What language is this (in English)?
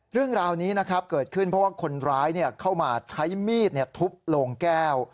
Thai